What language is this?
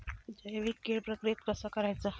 Marathi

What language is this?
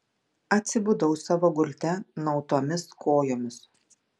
Lithuanian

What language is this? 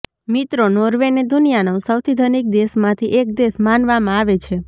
Gujarati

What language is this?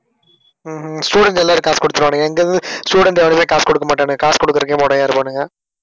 Tamil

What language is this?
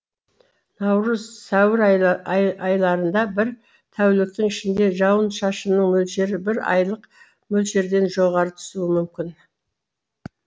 Kazakh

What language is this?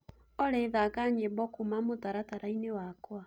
Kikuyu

